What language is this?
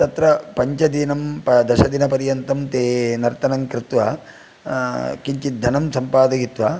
Sanskrit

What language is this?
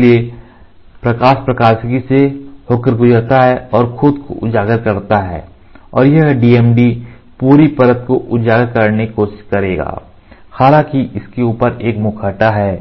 Hindi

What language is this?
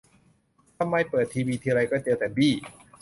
Thai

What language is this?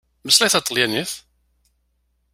Kabyle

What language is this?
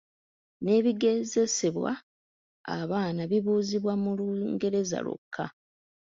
Ganda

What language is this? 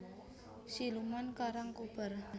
Javanese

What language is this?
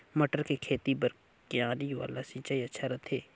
Chhattisgarhi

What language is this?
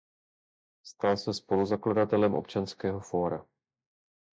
Czech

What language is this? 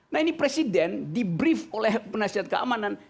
Indonesian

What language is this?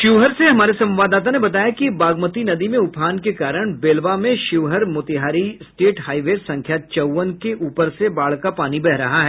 Hindi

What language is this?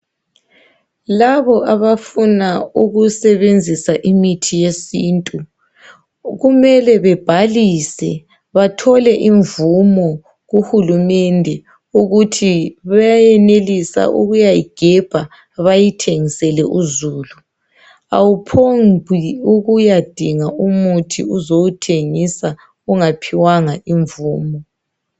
North Ndebele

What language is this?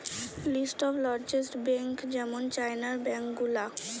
Bangla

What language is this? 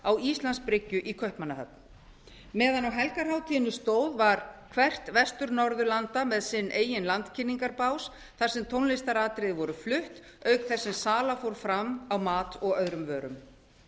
Icelandic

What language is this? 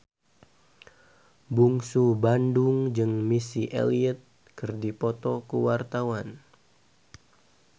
Sundanese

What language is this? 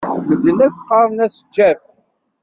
Kabyle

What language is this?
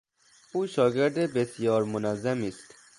Persian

